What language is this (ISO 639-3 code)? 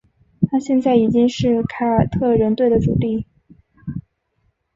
zho